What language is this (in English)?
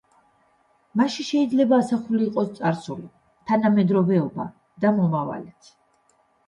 Georgian